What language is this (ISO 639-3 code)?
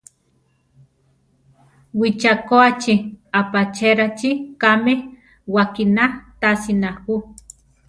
tar